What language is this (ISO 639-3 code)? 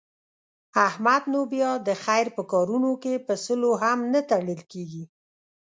pus